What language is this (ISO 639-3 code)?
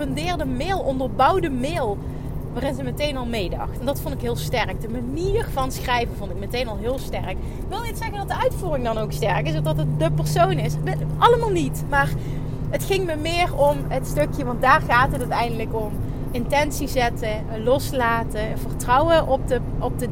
nld